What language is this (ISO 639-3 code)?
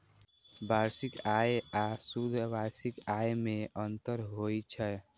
mai